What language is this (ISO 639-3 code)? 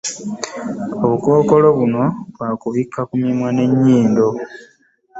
lug